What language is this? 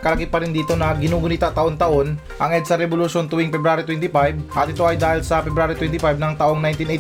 Filipino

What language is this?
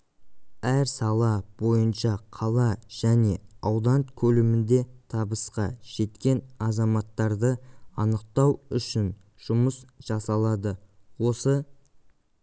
Kazakh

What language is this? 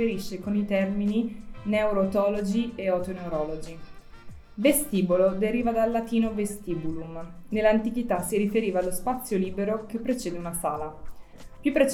Italian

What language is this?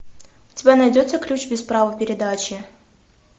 Russian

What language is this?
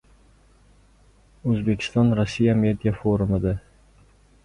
Uzbek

